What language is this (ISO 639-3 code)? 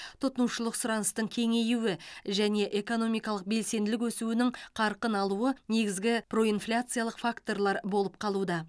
kaz